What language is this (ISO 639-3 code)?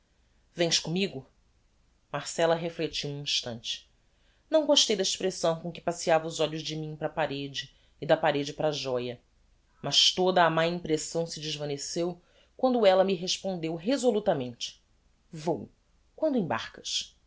por